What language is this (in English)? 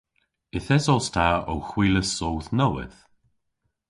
Cornish